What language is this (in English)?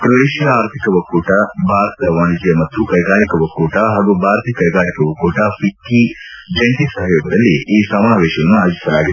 Kannada